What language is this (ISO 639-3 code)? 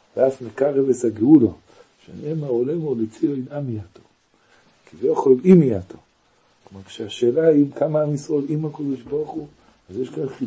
heb